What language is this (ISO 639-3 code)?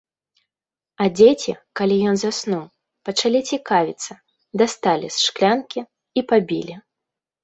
bel